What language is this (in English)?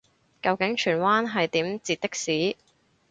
Cantonese